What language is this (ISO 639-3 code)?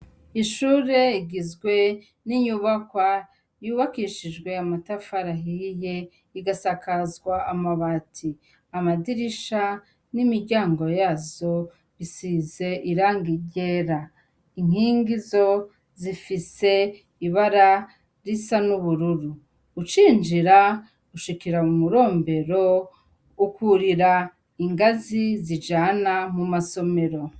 run